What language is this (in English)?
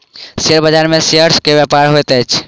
Maithili